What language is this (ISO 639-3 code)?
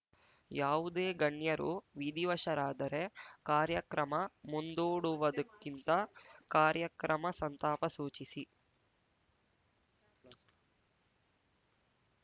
kan